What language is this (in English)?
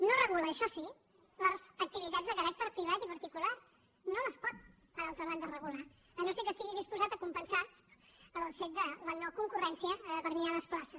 Catalan